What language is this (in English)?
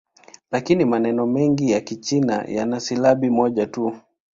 Swahili